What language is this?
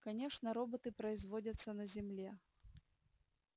Russian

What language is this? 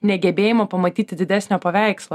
Lithuanian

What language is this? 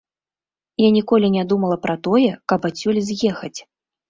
Belarusian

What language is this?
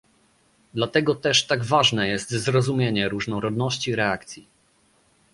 Polish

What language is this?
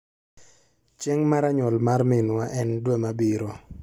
Luo (Kenya and Tanzania)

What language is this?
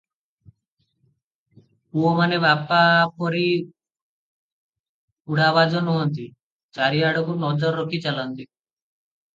Odia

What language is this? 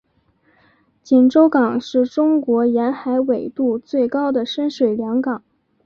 Chinese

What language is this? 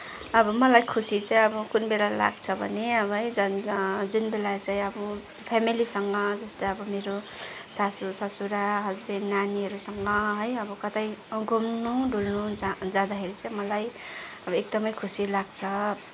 Nepali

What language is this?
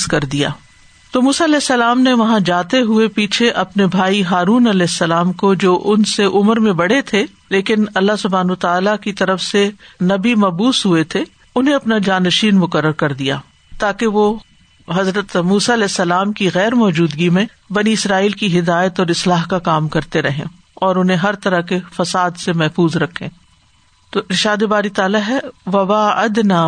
Urdu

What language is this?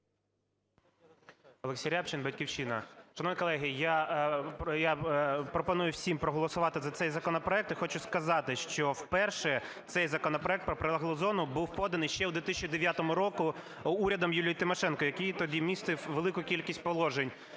Ukrainian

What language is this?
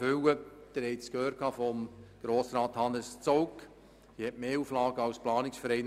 Swiss German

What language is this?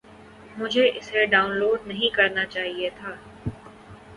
Urdu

